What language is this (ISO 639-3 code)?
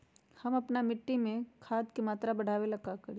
mag